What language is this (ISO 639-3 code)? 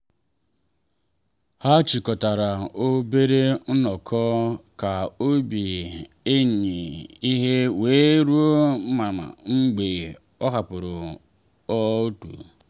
ibo